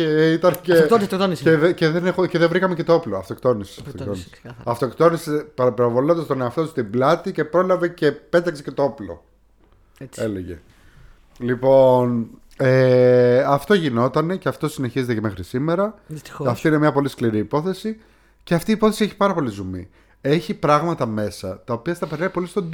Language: Greek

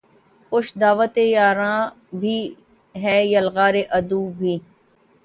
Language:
Urdu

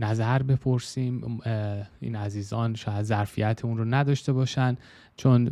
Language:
Persian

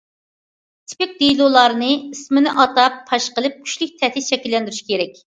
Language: Uyghur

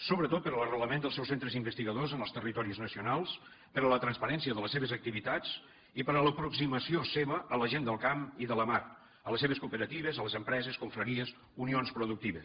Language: Catalan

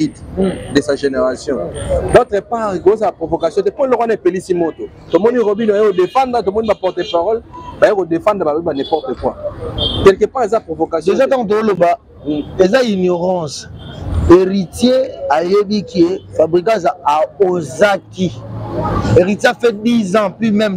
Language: French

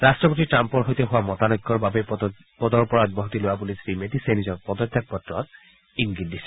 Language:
Assamese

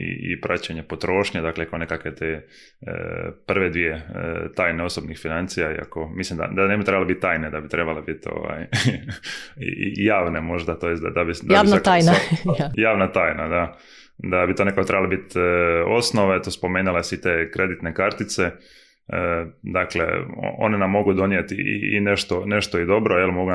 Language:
Croatian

